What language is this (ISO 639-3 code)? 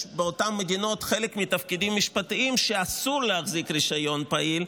heb